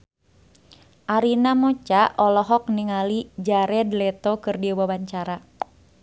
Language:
Sundanese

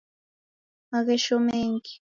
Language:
Taita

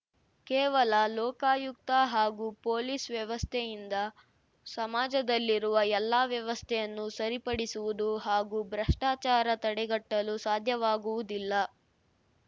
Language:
Kannada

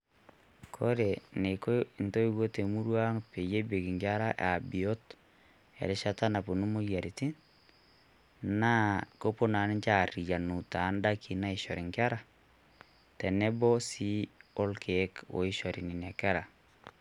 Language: Masai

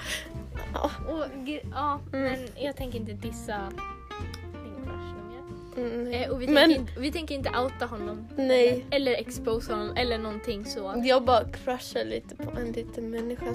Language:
Swedish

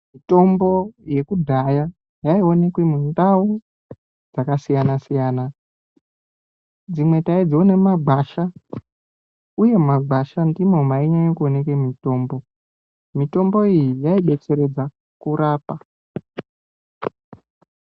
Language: Ndau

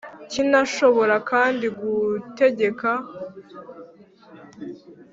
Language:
Kinyarwanda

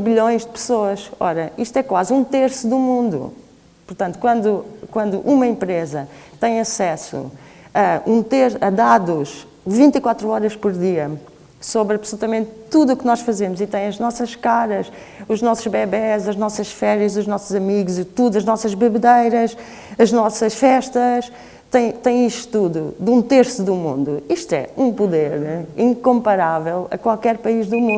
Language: Portuguese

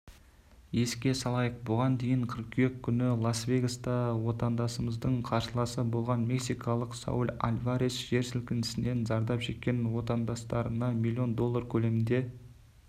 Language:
Kazakh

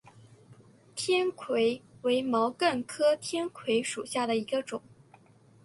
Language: Chinese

